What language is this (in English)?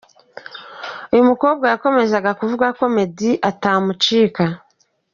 Kinyarwanda